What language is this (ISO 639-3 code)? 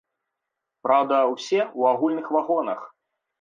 bel